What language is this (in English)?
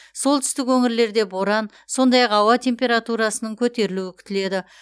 Kazakh